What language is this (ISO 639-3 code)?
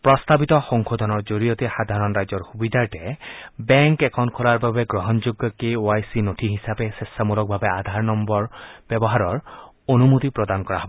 asm